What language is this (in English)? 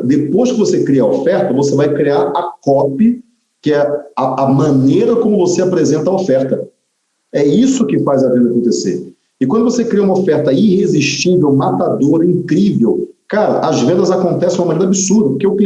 Portuguese